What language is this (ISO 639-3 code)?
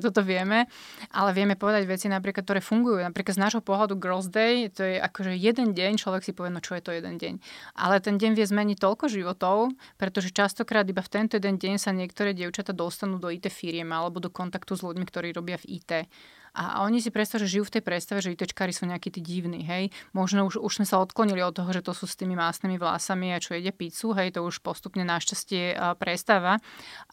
slk